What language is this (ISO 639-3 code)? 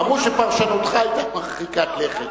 heb